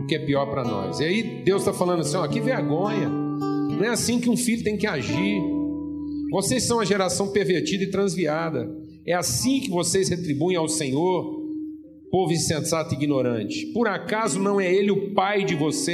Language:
Portuguese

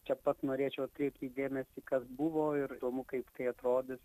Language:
Lithuanian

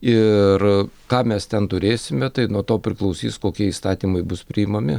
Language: Lithuanian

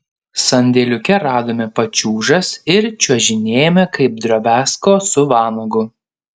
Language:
Lithuanian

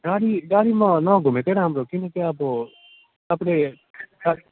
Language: Nepali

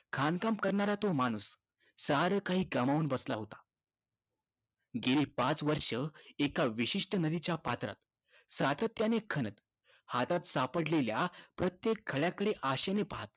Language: Marathi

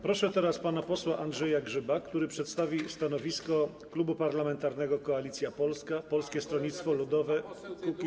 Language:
Polish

